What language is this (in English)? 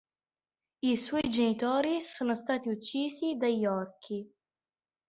Italian